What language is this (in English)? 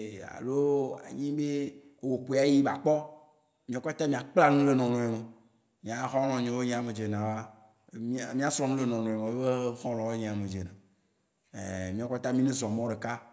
Waci Gbe